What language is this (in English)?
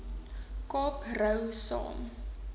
Afrikaans